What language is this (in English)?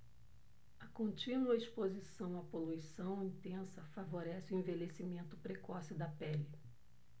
Portuguese